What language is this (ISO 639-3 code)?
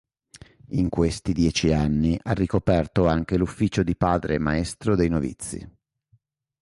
ita